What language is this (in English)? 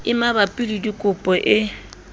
Southern Sotho